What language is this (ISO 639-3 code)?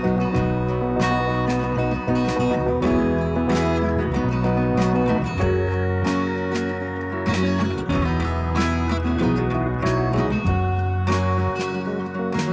vie